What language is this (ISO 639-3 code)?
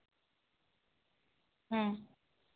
sat